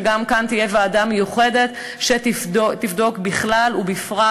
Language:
Hebrew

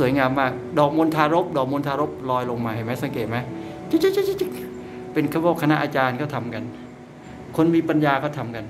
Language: Thai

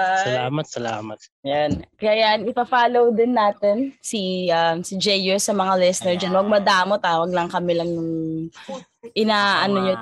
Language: Filipino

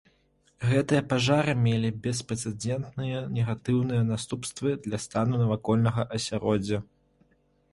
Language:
Belarusian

